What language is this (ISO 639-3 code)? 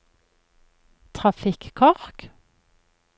nor